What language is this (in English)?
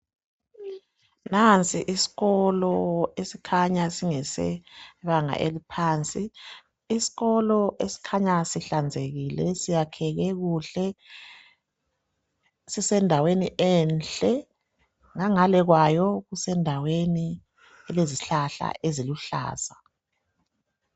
North Ndebele